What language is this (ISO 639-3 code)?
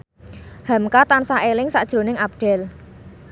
jav